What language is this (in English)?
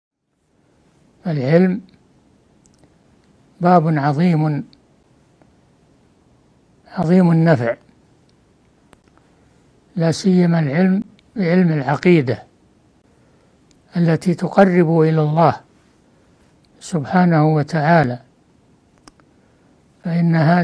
Arabic